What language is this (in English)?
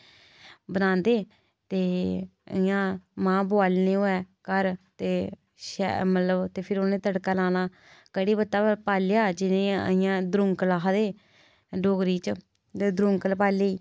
Dogri